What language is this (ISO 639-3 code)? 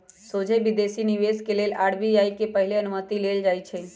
mag